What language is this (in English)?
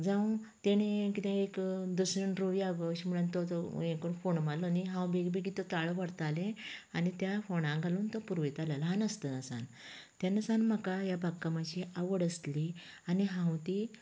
Konkani